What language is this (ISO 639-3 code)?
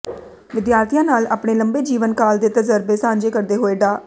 pan